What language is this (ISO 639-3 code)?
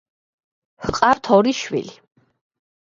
kat